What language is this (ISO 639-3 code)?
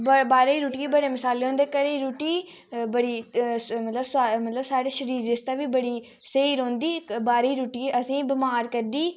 doi